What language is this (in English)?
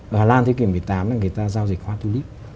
Vietnamese